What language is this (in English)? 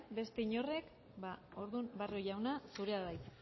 Basque